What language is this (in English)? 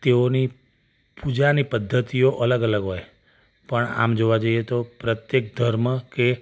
Gujarati